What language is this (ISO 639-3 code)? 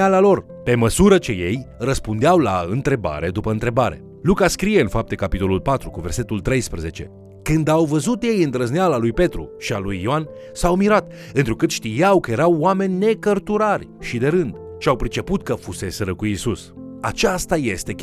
ron